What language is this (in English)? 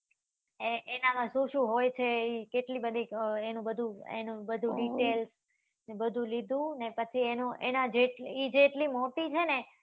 Gujarati